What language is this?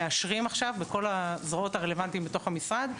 Hebrew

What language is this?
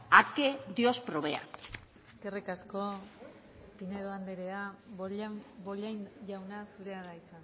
Basque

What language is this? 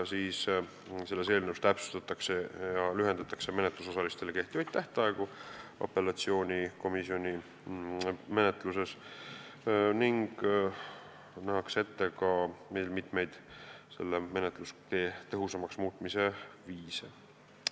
Estonian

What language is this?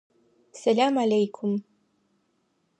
Adyghe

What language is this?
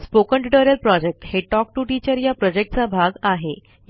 Marathi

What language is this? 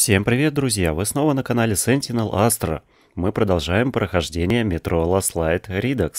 Russian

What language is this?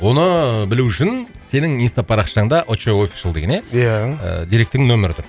Kazakh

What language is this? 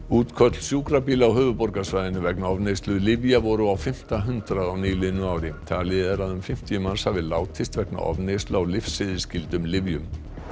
Icelandic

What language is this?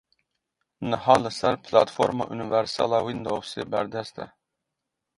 Kurdish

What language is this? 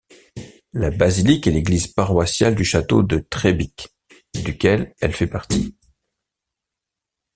French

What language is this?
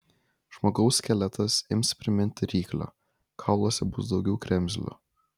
Lithuanian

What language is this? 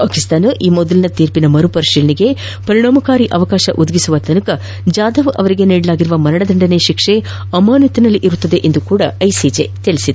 Kannada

